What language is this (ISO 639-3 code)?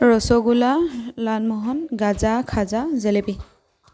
asm